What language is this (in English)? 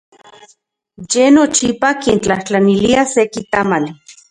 Central Puebla Nahuatl